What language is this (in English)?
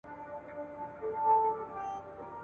Pashto